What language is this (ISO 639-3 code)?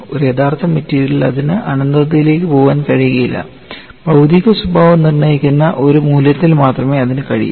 mal